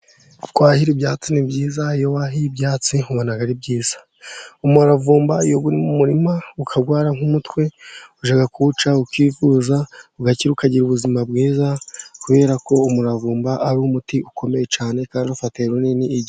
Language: Kinyarwanda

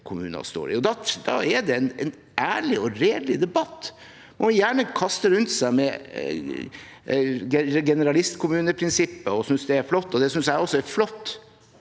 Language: Norwegian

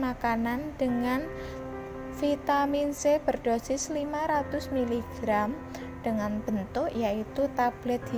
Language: Indonesian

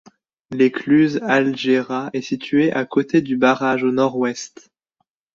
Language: French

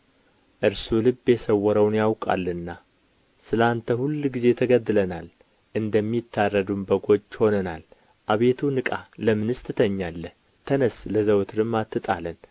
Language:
Amharic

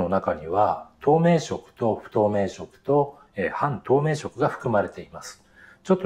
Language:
Japanese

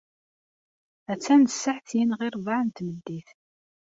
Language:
Kabyle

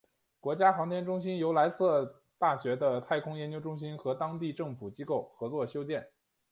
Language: Chinese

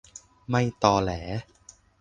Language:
Thai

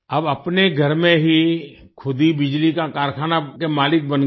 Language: Hindi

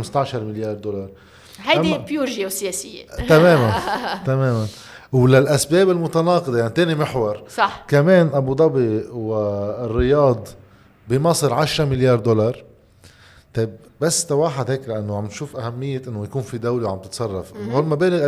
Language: Arabic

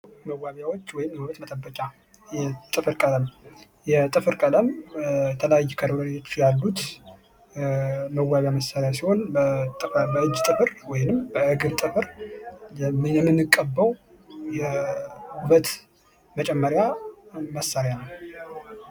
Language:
Amharic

